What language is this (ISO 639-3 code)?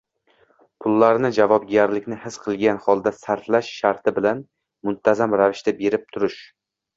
uzb